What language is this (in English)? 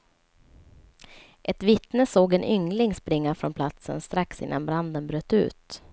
Swedish